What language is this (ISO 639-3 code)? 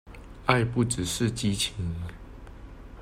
zho